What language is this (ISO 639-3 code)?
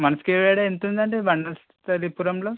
tel